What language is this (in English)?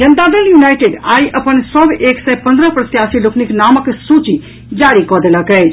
Maithili